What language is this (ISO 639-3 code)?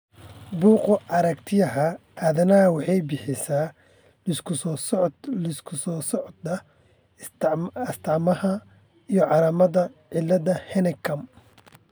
som